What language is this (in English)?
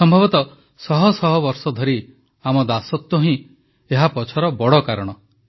Odia